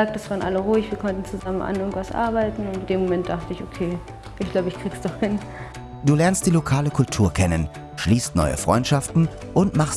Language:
German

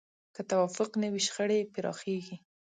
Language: Pashto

